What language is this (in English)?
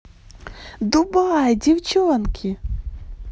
Russian